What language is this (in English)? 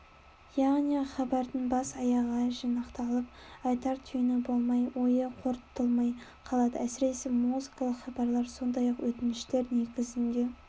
Kazakh